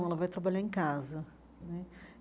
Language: Portuguese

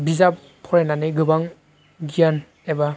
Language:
Bodo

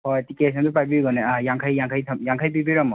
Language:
Manipuri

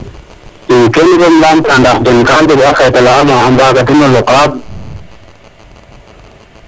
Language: Serer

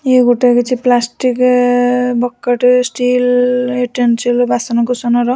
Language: Odia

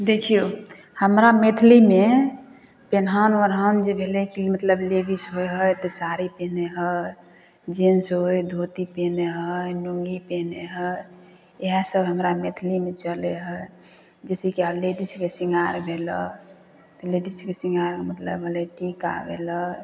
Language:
Maithili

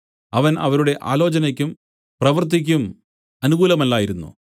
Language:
Malayalam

